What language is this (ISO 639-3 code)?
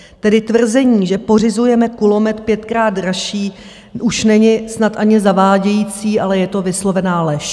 ces